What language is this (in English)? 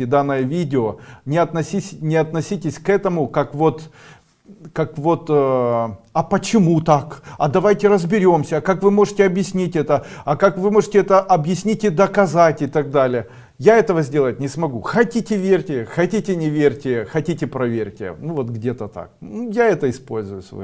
Russian